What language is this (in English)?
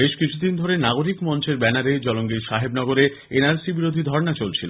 Bangla